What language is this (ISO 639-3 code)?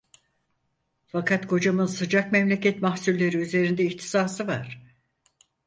tur